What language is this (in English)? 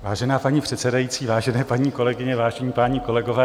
Czech